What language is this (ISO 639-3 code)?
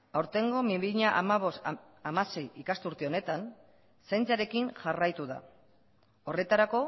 eus